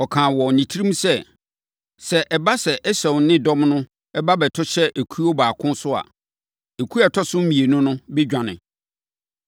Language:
Akan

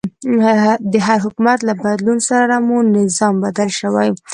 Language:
Pashto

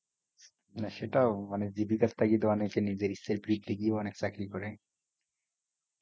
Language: Bangla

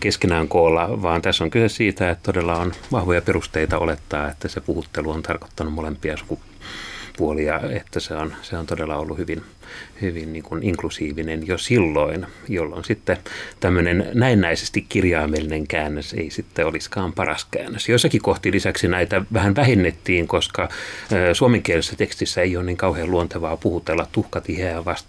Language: Finnish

